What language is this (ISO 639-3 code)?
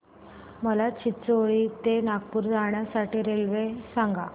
mar